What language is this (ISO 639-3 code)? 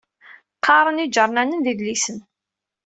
kab